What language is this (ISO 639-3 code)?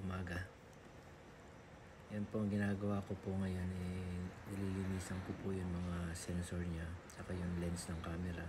fil